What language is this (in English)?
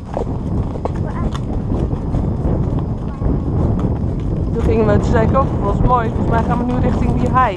Dutch